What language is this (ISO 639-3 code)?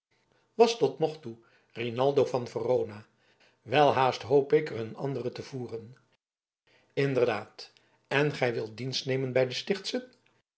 nld